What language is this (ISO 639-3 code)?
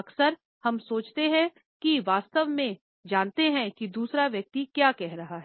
hin